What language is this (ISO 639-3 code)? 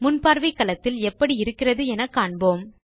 tam